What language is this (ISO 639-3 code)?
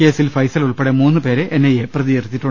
mal